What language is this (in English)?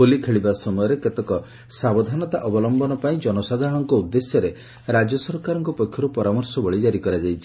Odia